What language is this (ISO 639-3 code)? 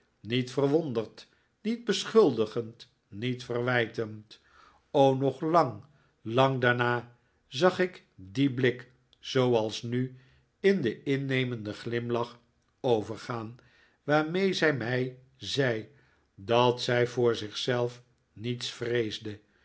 nld